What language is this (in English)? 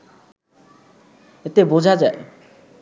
Bangla